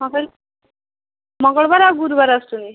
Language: Odia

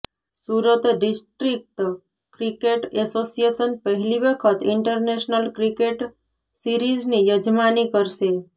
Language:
Gujarati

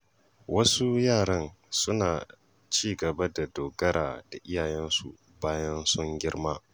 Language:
Hausa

